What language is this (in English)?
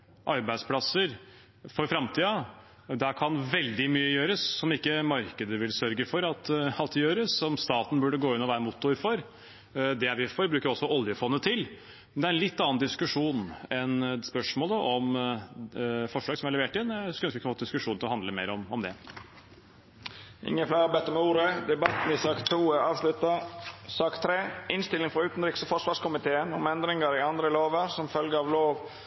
Norwegian